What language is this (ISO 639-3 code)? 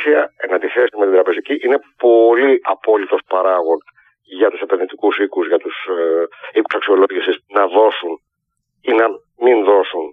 ell